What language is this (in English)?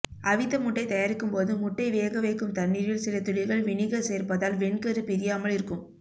Tamil